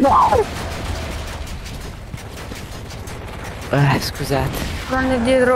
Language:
Italian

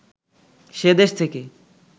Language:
Bangla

